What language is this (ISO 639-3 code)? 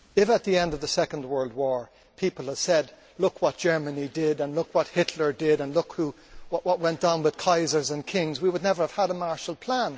eng